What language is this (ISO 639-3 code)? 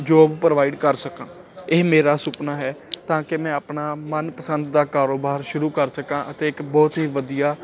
pan